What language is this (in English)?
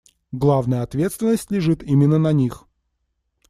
Russian